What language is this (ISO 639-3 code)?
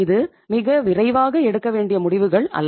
tam